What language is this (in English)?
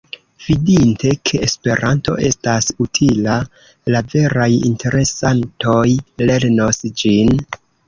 Esperanto